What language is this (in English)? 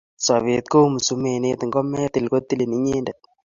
Kalenjin